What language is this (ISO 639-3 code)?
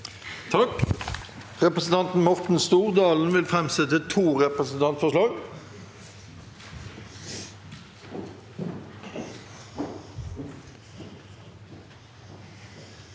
nor